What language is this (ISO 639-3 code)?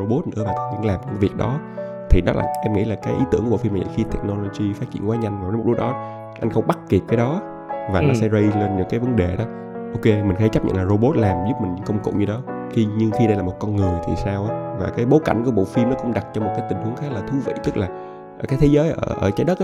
vie